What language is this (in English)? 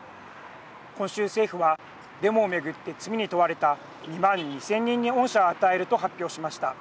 Japanese